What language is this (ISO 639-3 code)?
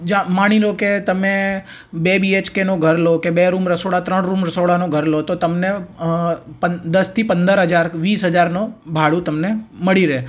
guj